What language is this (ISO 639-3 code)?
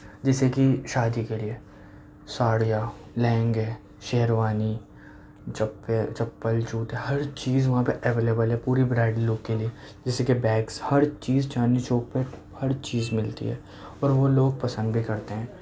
urd